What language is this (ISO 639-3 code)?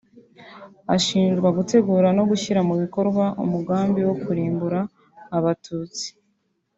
kin